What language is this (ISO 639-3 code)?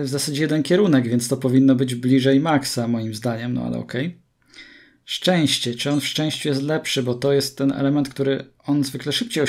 pol